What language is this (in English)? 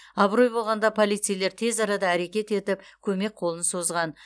Kazakh